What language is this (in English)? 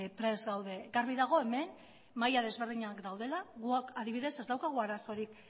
Basque